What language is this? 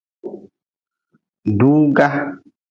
Nawdm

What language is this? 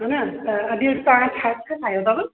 Sindhi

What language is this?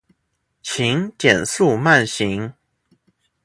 Chinese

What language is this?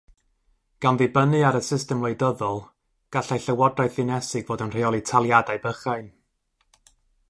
Welsh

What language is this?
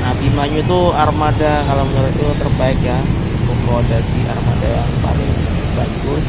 Indonesian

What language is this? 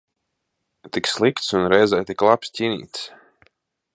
Latvian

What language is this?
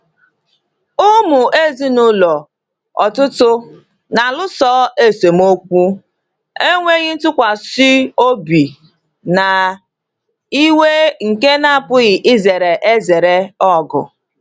Igbo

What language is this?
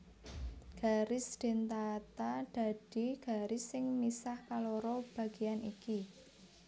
Javanese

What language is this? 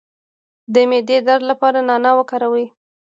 Pashto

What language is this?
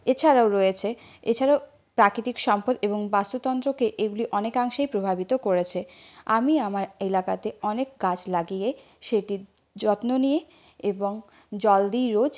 Bangla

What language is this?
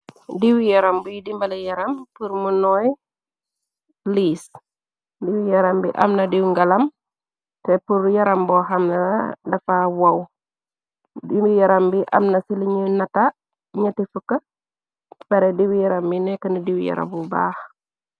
Wolof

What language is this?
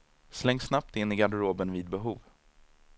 Swedish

